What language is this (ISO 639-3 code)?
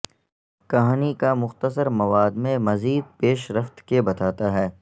urd